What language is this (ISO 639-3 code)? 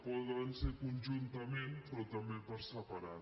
cat